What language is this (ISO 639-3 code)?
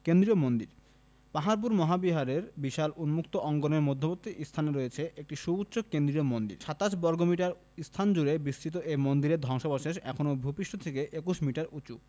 ben